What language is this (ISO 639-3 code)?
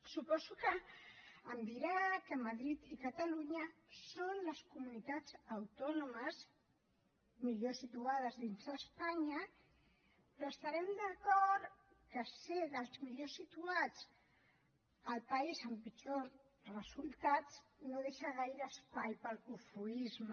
cat